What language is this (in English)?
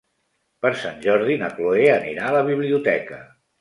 Catalan